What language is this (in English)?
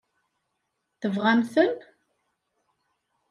Kabyle